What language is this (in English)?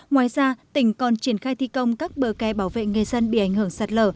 Vietnamese